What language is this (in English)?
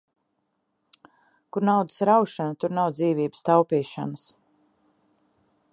Latvian